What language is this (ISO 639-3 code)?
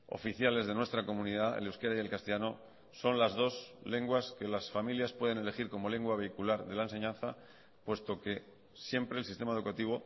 spa